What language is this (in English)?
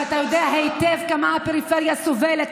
Hebrew